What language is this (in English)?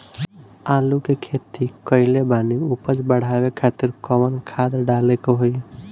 Bhojpuri